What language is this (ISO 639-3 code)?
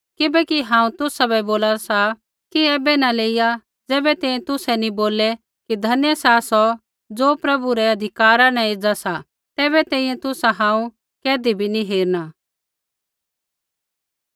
kfx